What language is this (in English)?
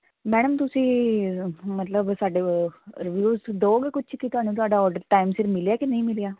Punjabi